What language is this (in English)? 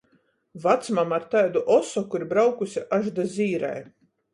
Latgalian